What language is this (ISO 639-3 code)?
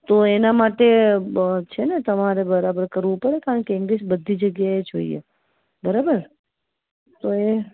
guj